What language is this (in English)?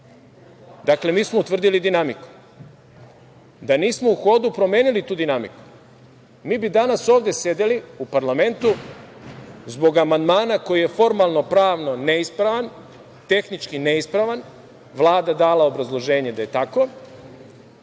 Serbian